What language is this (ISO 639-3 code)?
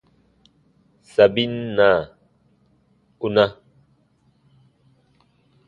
bba